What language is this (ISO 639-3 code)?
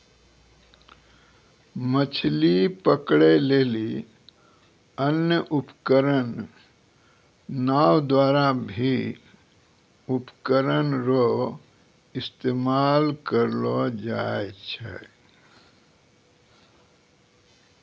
mai